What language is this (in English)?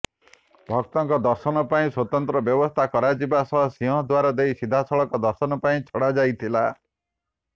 Odia